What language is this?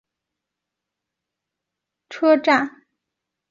Chinese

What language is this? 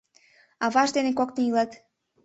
Mari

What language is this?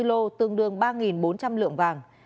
Vietnamese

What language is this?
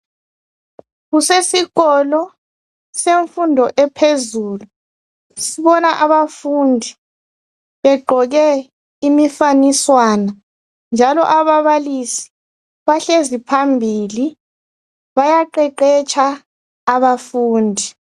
North Ndebele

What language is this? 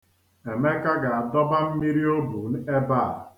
Igbo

